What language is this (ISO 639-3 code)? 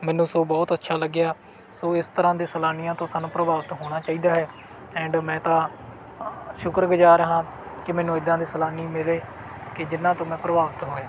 pan